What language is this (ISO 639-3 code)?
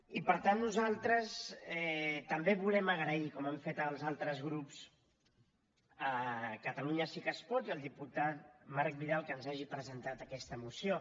cat